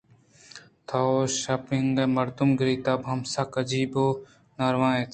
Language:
Eastern Balochi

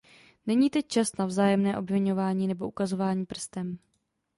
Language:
Czech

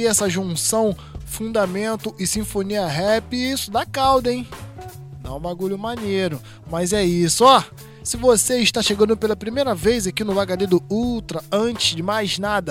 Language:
Portuguese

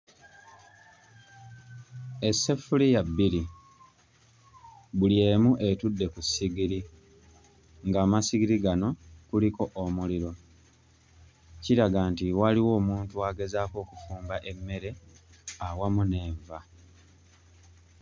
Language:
Ganda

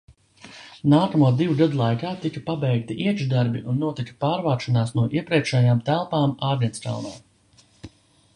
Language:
Latvian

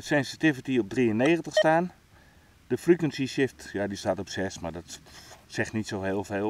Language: Dutch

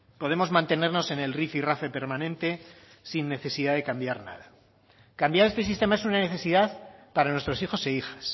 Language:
Spanish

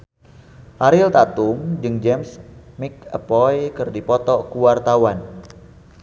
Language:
Sundanese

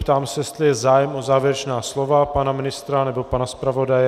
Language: Czech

